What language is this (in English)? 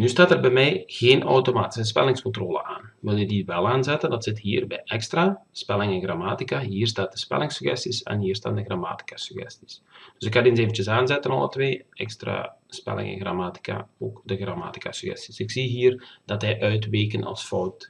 Dutch